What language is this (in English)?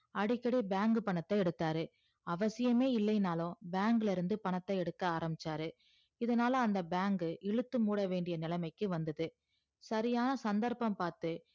Tamil